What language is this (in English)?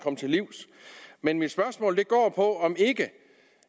Danish